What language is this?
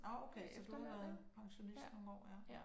Danish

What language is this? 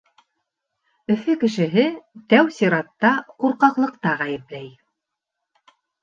Bashkir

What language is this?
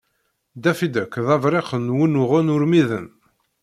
Kabyle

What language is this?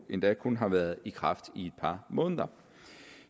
Danish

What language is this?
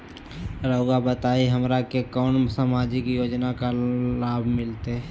Magahi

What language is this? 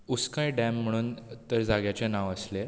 Konkani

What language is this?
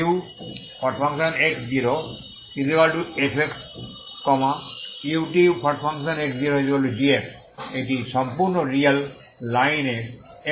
Bangla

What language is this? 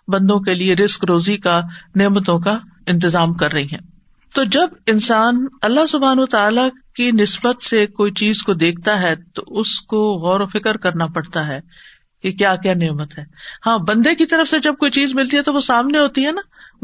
Urdu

